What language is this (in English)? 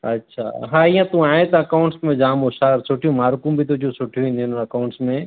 Sindhi